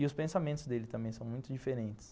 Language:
Portuguese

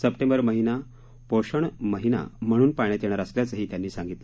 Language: Marathi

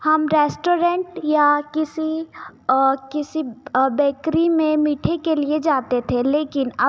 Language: Hindi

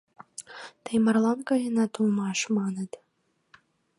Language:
Mari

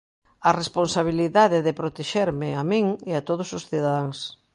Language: Galician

